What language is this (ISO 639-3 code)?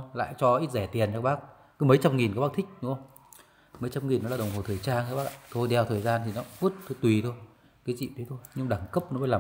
vie